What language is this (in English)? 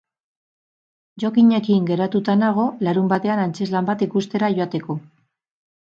Basque